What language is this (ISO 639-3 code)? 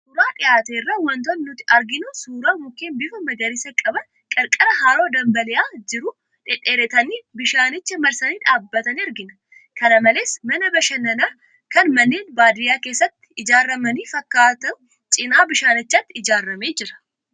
orm